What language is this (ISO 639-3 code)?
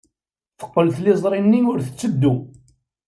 kab